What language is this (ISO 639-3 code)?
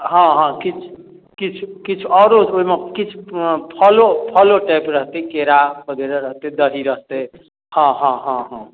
mai